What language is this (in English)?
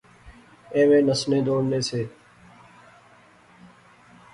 Pahari-Potwari